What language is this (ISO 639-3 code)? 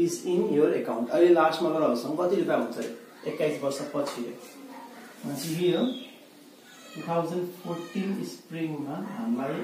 hin